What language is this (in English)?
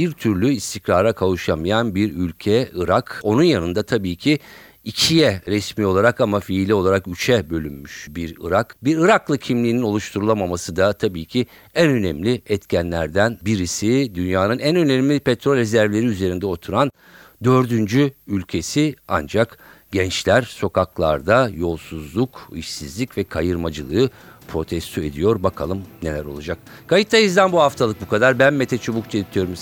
Turkish